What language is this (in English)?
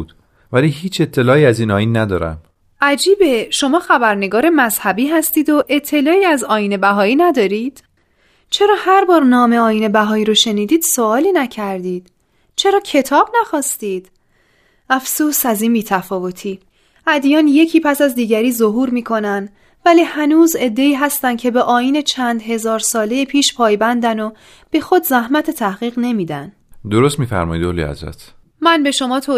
Persian